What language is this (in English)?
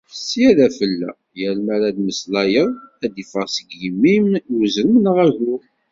Kabyle